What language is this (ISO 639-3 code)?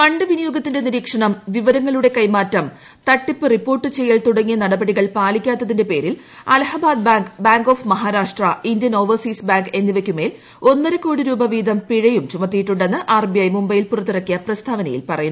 mal